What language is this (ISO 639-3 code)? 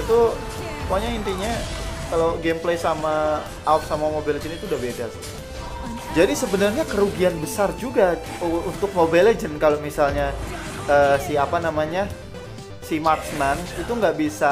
ind